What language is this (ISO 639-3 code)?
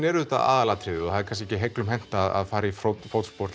isl